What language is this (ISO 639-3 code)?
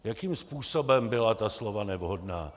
ces